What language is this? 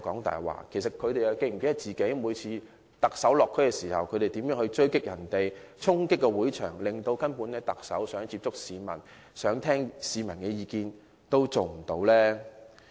Cantonese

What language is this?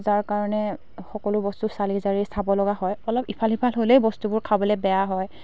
Assamese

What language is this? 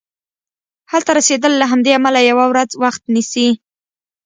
Pashto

